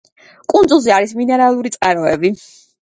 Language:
Georgian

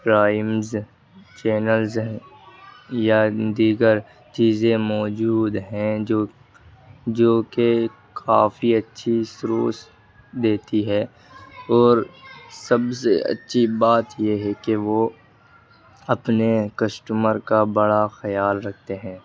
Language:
Urdu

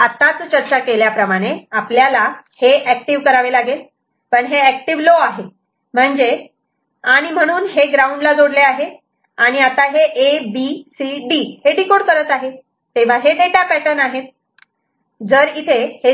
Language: Marathi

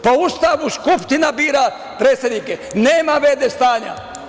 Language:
Serbian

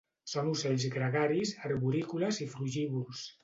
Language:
Catalan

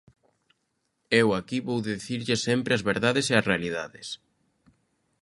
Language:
Galician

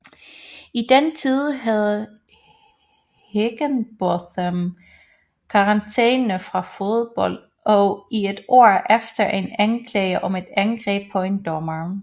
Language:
Danish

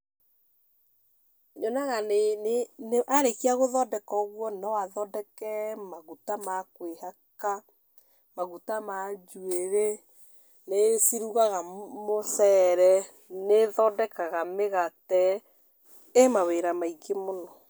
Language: Kikuyu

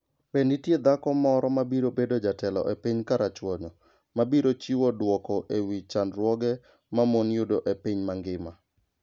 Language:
Luo (Kenya and Tanzania)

